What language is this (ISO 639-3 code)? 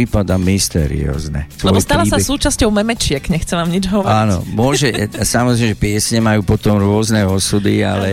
slk